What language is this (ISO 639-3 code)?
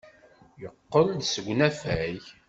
kab